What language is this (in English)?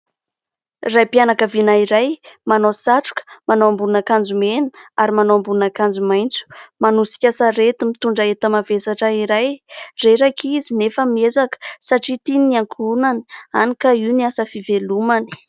Malagasy